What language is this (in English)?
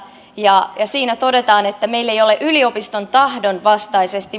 Finnish